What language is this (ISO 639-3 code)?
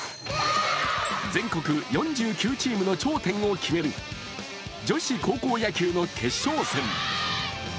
jpn